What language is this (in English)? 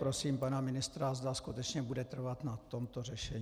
Czech